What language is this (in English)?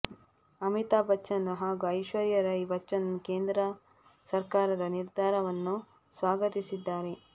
Kannada